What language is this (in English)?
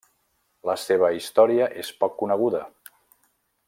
Catalan